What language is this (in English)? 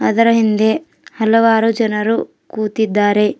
Kannada